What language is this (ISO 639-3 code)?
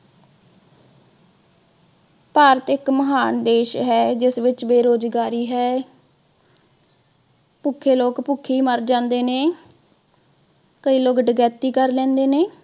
pan